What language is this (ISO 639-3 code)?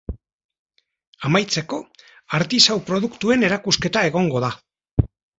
eus